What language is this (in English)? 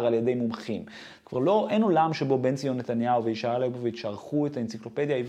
Hebrew